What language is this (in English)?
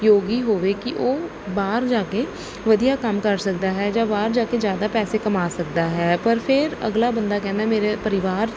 Punjabi